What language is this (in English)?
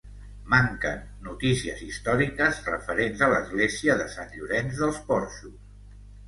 Catalan